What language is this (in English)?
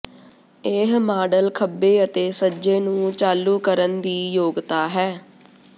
Punjabi